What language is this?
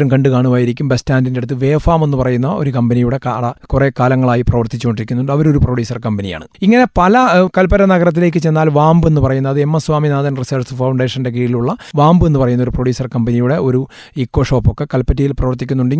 Malayalam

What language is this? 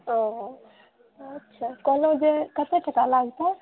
Maithili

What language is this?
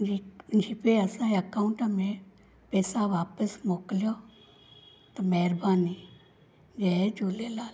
Sindhi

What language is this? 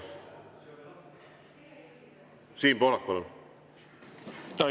Estonian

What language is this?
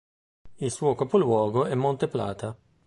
Italian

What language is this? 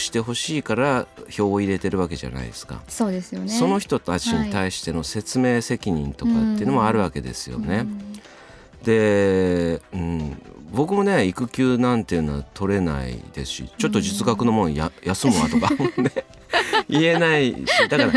Japanese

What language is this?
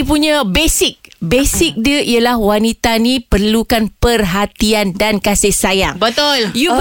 Malay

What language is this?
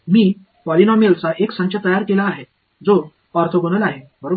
Marathi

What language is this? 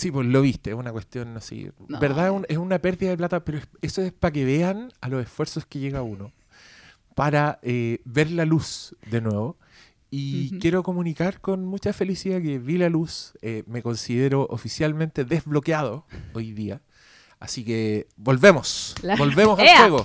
Spanish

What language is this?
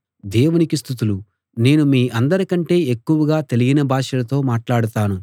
Telugu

